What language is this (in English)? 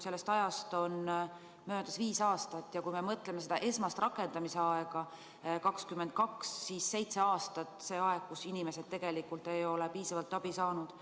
Estonian